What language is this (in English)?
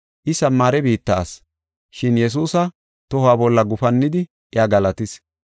Gofa